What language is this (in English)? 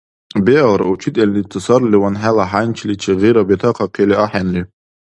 Dargwa